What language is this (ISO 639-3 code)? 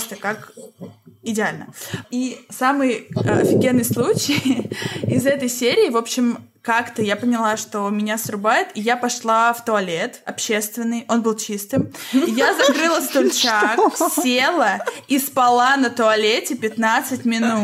rus